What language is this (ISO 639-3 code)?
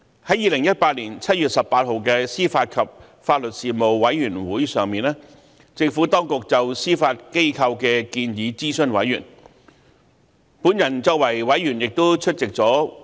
yue